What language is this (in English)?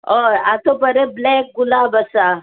Konkani